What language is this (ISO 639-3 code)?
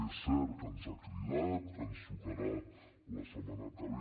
cat